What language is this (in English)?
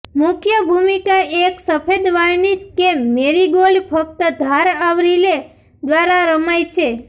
Gujarati